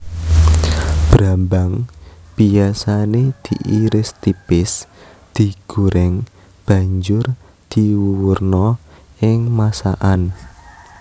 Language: Javanese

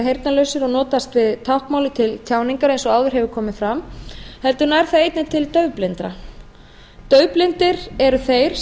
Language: Icelandic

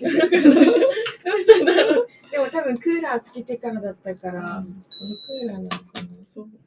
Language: Japanese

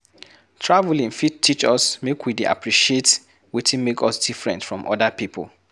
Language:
Nigerian Pidgin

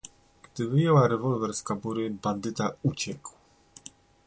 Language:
Polish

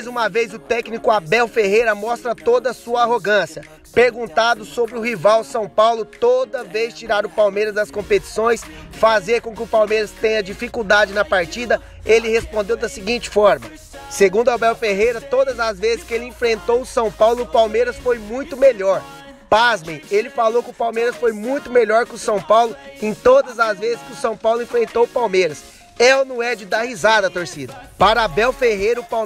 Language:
Portuguese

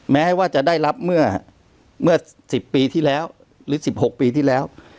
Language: Thai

